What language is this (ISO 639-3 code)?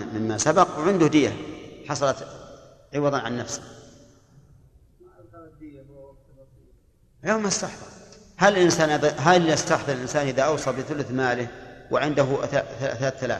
ara